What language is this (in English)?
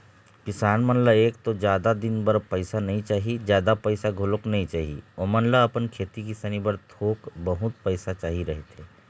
Chhattisgarhi